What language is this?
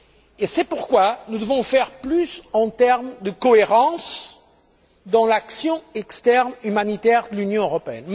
French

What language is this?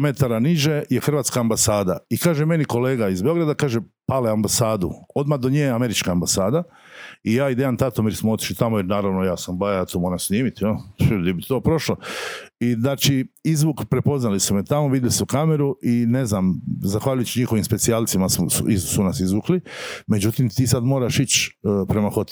Croatian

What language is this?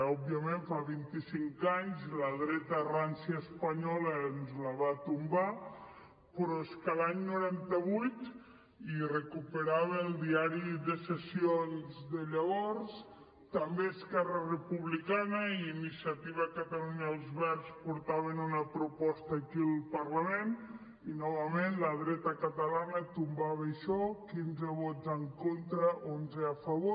Catalan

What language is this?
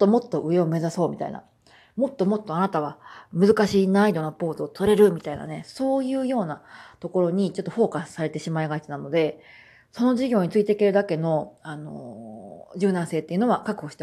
Japanese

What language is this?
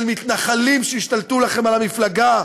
Hebrew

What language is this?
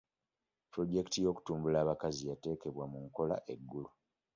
Ganda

